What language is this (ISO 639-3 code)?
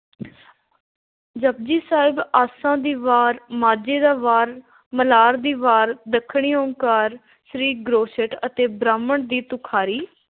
pan